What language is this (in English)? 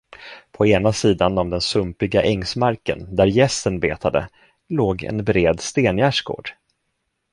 Swedish